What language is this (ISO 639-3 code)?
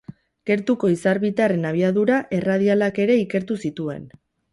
eus